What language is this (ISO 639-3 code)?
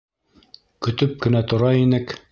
bak